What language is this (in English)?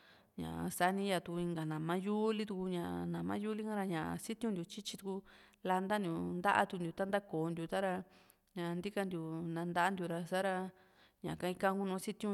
Juxtlahuaca Mixtec